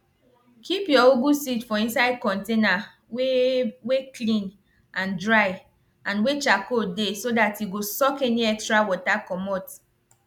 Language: Nigerian Pidgin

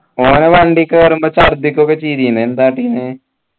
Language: Malayalam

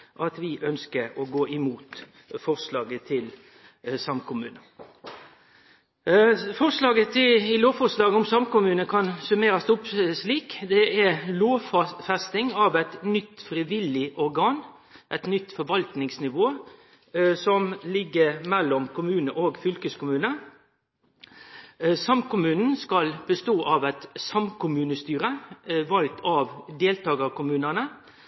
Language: Norwegian Nynorsk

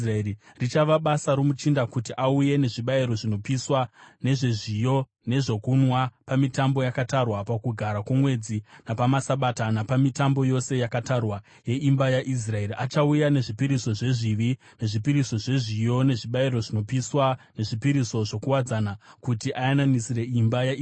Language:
Shona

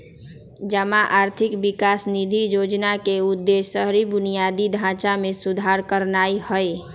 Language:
Magahi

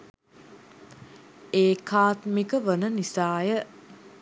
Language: Sinhala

